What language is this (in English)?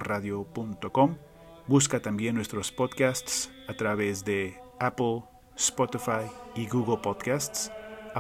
Spanish